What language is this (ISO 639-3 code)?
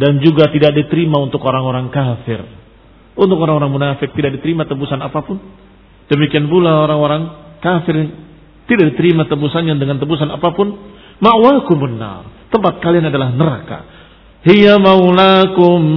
ind